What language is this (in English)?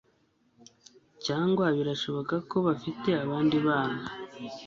Kinyarwanda